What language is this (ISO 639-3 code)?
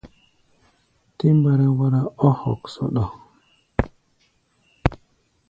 gba